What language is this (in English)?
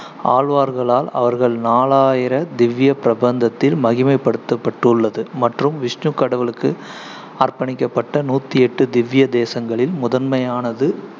Tamil